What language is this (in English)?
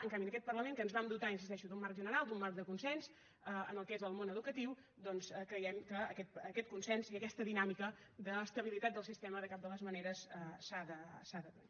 Catalan